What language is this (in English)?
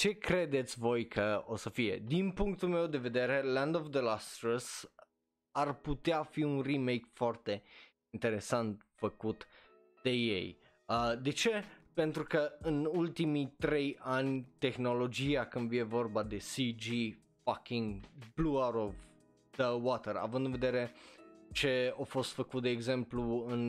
Romanian